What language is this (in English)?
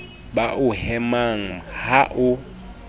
Southern Sotho